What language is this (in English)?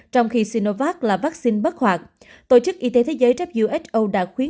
Vietnamese